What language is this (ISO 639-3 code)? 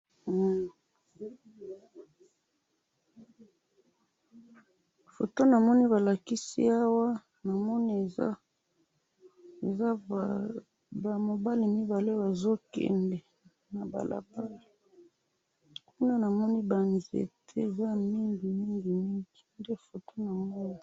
lin